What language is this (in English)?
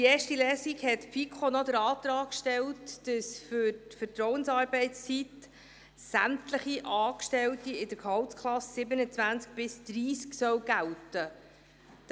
Swiss German